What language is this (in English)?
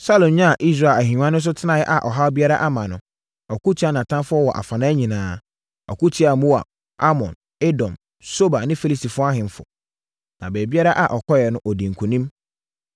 Akan